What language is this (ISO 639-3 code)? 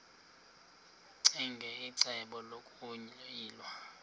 xho